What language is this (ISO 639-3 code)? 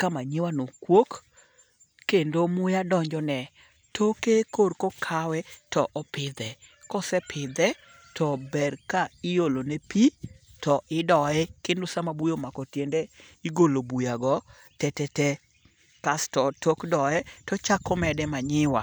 luo